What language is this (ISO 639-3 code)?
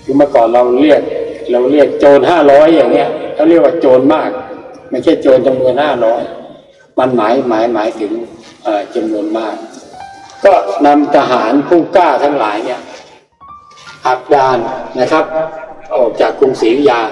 tha